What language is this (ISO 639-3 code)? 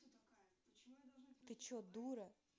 rus